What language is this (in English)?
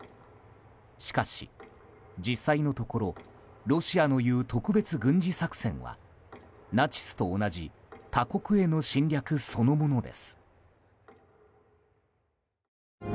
Japanese